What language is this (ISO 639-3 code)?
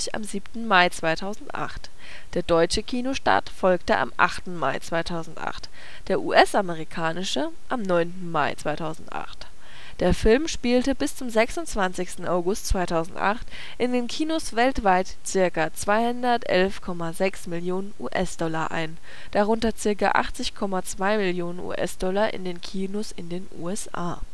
deu